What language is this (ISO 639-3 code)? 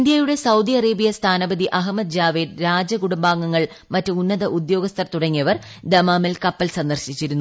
mal